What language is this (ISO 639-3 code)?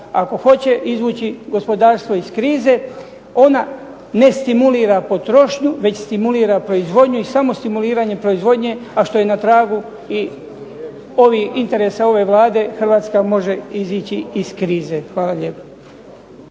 hrv